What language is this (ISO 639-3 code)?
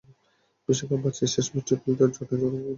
ben